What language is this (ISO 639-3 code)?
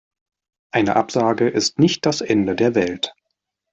deu